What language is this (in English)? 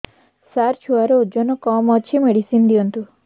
Odia